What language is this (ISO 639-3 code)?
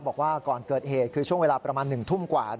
tha